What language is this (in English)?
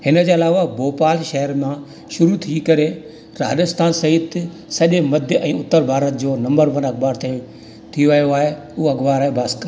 Sindhi